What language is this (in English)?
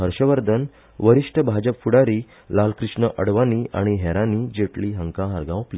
Konkani